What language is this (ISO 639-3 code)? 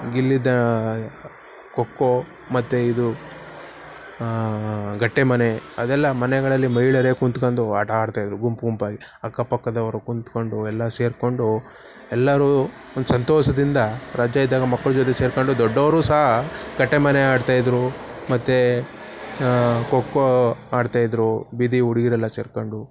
kan